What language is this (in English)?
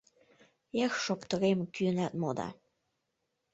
Mari